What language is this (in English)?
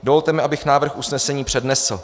Czech